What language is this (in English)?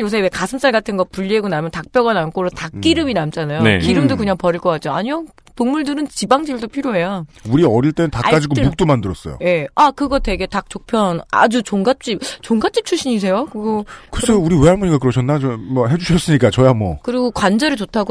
Korean